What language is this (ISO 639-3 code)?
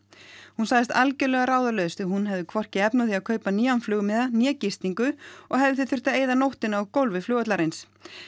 isl